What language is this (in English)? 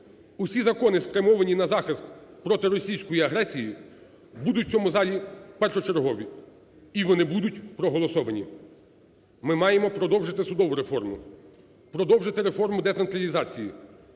Ukrainian